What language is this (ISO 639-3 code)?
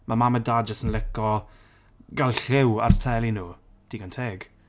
cym